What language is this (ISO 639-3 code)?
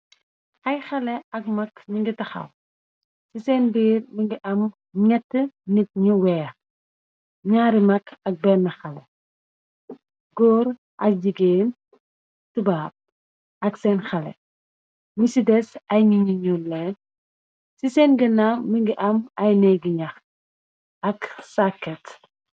wol